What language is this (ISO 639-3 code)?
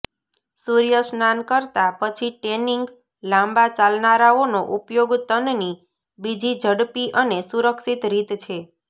guj